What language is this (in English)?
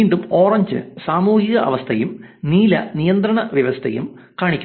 Malayalam